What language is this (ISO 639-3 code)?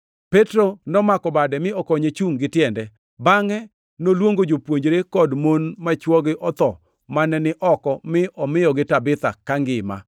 luo